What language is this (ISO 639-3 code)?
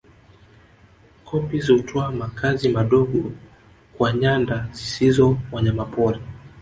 swa